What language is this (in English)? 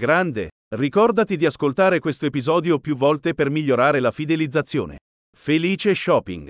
Italian